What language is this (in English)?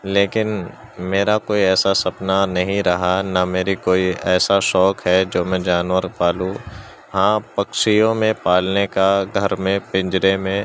Urdu